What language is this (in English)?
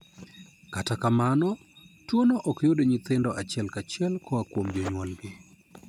Luo (Kenya and Tanzania)